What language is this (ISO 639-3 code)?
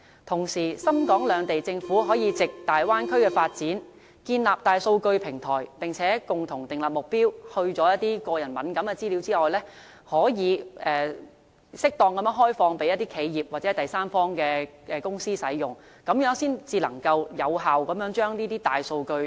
yue